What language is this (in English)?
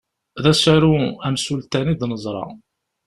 Kabyle